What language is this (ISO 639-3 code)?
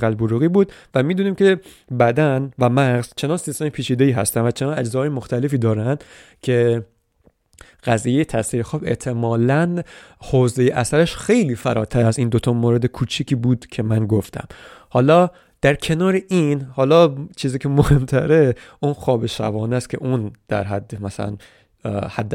fas